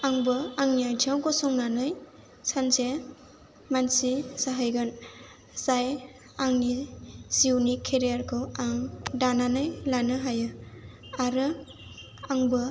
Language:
Bodo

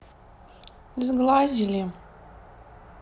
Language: Russian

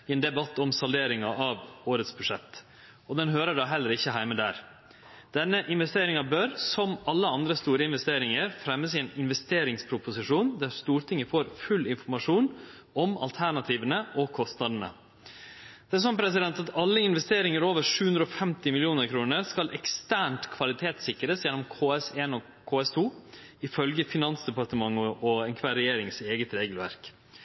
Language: Norwegian Nynorsk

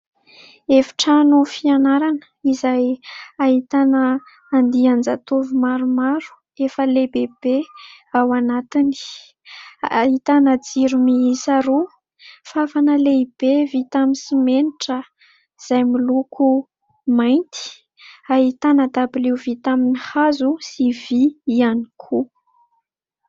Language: Malagasy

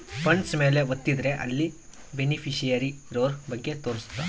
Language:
Kannada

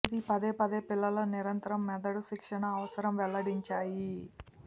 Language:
Telugu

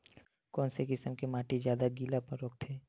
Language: Chhattisgarhi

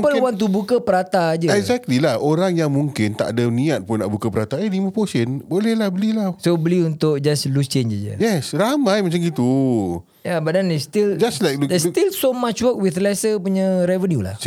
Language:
Malay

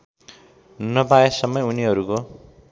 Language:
Nepali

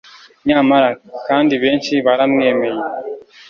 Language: Kinyarwanda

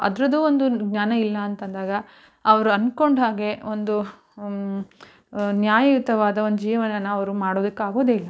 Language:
Kannada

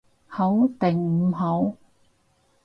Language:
Cantonese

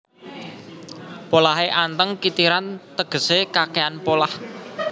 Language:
Javanese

